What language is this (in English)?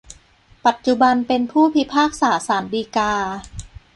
Thai